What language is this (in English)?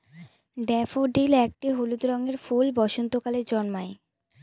Bangla